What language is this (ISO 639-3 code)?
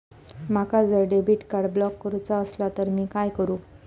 mar